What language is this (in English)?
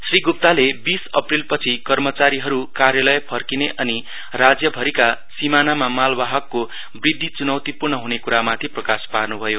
Nepali